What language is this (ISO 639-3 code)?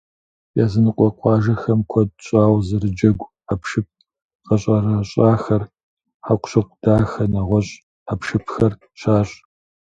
kbd